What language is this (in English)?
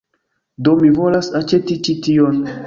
Esperanto